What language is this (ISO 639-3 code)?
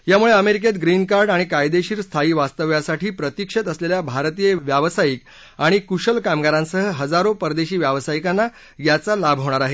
mar